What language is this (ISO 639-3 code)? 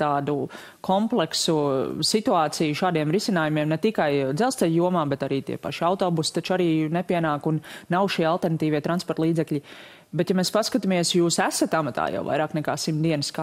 lav